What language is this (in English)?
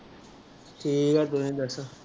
Punjabi